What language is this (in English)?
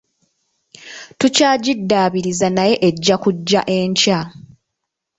Ganda